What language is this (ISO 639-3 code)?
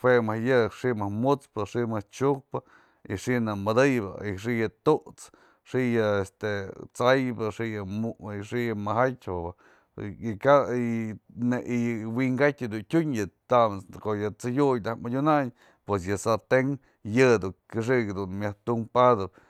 mzl